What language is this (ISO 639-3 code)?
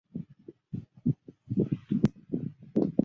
zho